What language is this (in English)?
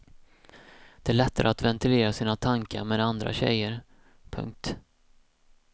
Swedish